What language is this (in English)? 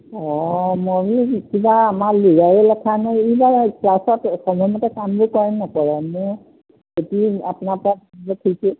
Assamese